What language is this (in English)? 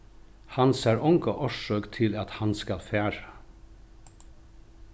Faroese